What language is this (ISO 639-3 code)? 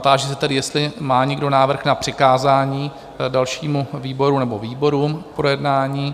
ces